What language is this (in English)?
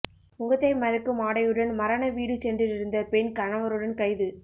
Tamil